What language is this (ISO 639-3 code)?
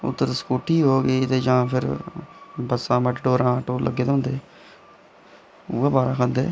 doi